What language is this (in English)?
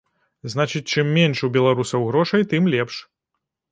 Belarusian